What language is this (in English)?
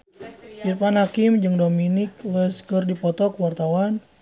Sundanese